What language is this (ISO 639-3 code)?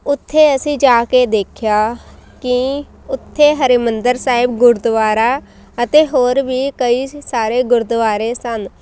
pan